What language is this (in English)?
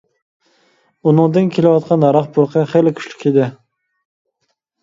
Uyghur